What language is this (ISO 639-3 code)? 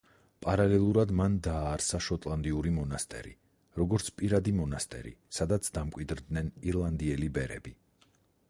kat